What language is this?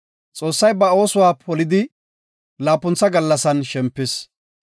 Gofa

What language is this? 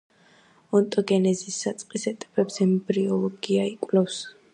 Georgian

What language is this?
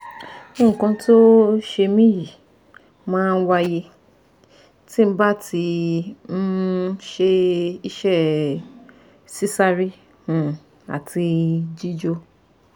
Yoruba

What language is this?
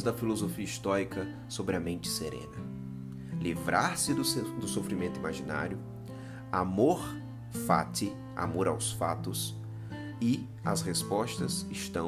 Portuguese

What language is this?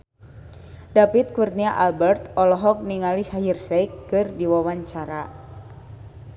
Sundanese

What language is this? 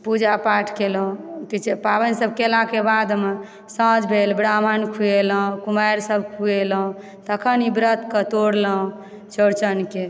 Maithili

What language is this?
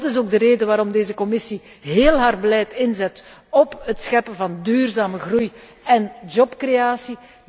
Dutch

